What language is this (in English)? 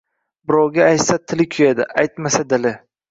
Uzbek